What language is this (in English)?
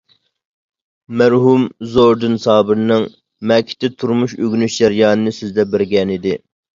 Uyghur